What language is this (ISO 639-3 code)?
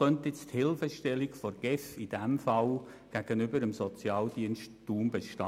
gsw